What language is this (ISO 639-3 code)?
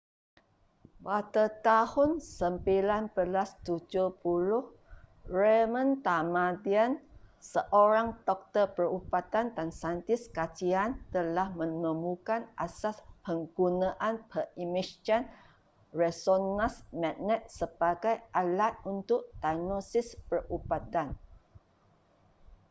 msa